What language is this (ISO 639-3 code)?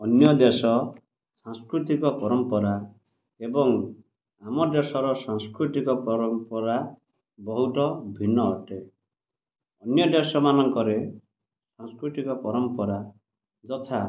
ori